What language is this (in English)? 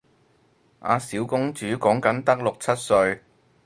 Cantonese